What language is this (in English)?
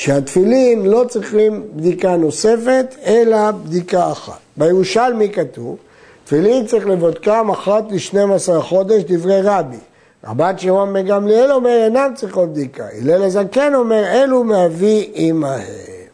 Hebrew